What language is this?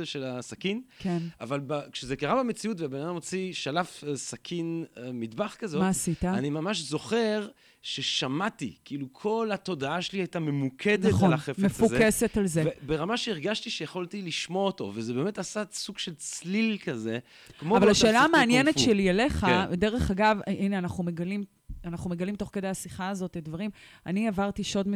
Hebrew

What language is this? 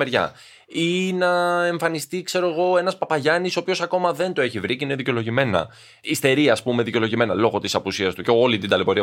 Greek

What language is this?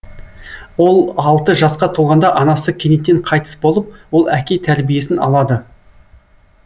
Kazakh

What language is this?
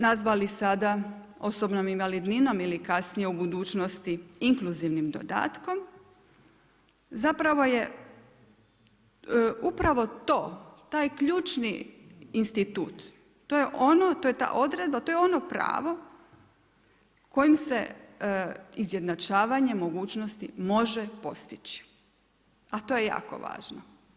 Croatian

